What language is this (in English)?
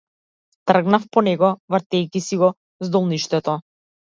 Macedonian